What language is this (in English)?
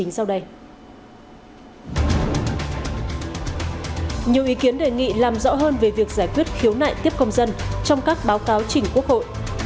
Vietnamese